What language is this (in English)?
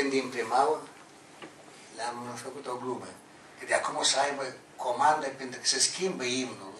Romanian